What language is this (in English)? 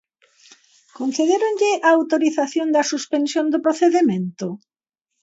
Galician